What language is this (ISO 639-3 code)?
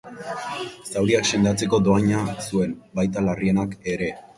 eus